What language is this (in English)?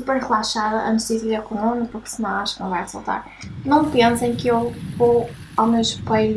Portuguese